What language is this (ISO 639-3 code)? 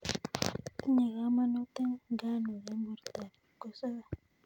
kln